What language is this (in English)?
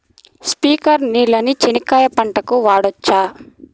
Telugu